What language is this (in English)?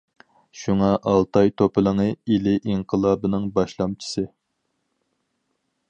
Uyghur